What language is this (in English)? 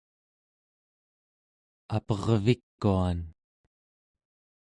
Central Yupik